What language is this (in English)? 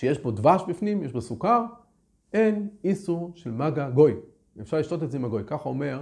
Hebrew